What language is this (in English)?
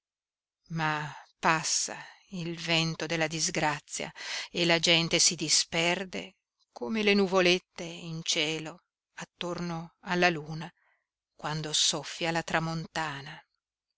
Italian